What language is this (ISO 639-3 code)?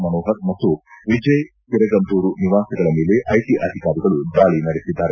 kan